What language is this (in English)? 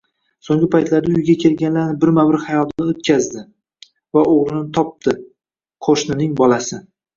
Uzbek